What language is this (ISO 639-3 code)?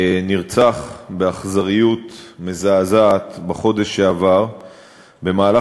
heb